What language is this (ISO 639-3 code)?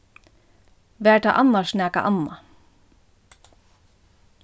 fao